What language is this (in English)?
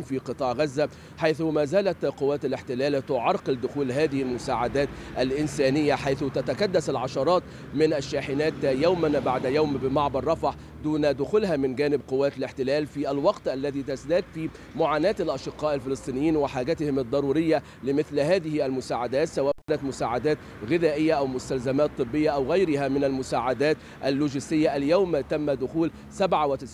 Arabic